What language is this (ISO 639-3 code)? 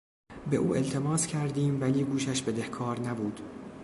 fas